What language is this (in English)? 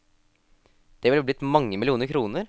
Norwegian